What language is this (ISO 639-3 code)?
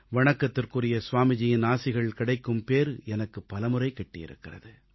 tam